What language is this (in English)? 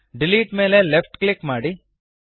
Kannada